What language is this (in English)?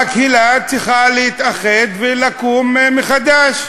Hebrew